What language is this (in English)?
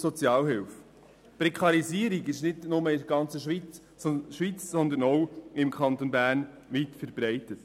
Swiss German